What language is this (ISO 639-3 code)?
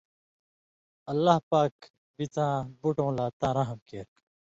mvy